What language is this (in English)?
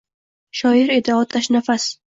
Uzbek